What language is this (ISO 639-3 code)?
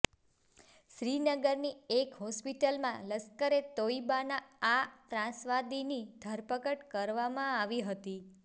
guj